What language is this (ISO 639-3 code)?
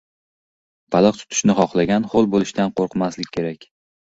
uzb